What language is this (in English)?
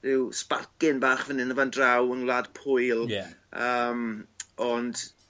Welsh